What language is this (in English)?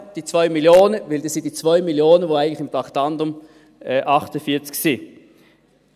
Swiss German